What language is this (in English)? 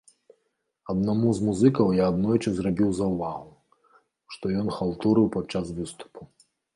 Belarusian